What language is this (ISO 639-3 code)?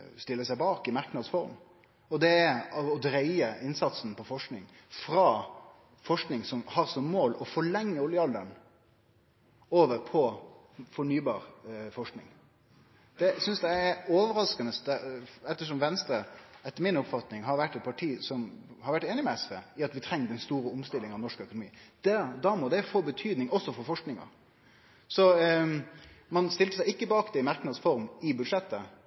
nno